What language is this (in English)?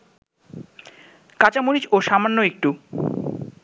Bangla